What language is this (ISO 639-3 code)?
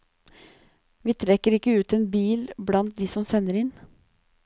nor